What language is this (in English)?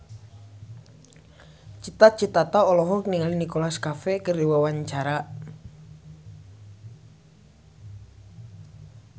Sundanese